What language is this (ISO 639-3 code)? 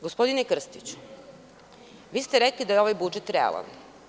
srp